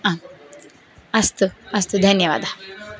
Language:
Sanskrit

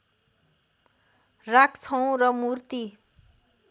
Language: Nepali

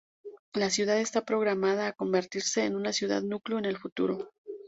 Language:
Spanish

